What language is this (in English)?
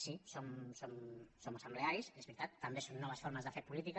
Catalan